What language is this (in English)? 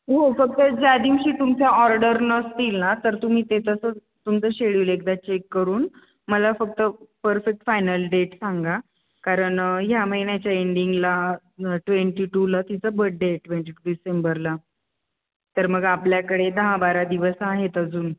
Marathi